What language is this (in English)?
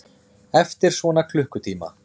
Icelandic